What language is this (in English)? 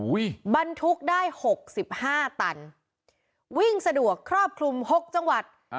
Thai